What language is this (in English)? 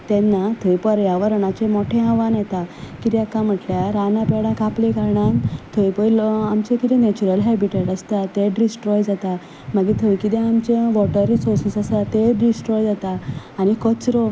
Konkani